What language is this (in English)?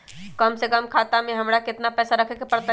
Magahi